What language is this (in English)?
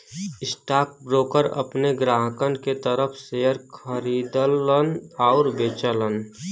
Bhojpuri